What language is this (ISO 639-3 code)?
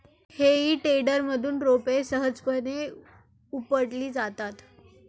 mar